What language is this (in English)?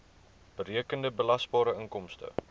Afrikaans